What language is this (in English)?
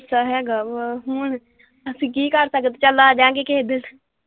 Punjabi